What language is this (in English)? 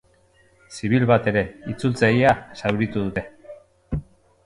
Basque